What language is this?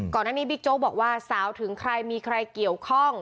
Thai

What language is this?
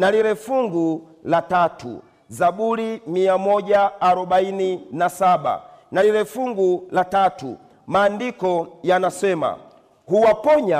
Swahili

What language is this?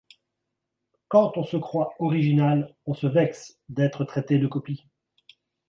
French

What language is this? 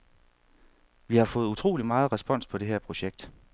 Danish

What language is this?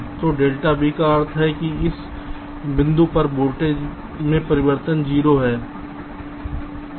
Hindi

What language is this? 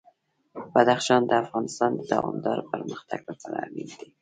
Pashto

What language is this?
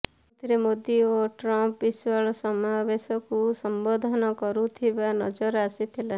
Odia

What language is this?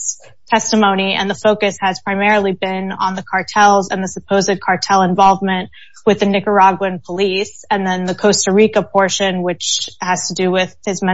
English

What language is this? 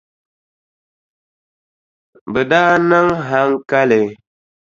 Dagbani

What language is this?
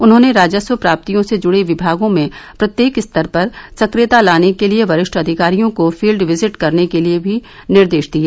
Hindi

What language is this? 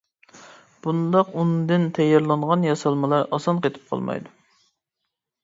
Uyghur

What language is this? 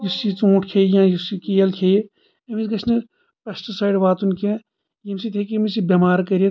Kashmiri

